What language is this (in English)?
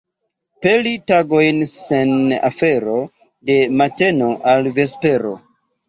Esperanto